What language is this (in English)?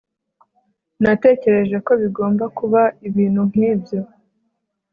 Kinyarwanda